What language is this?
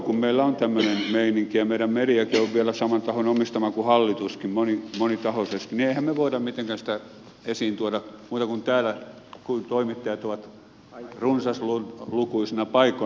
Finnish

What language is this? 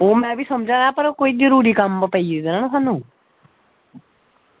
Dogri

